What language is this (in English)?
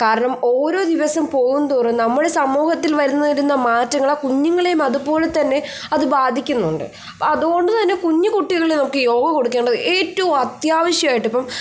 Malayalam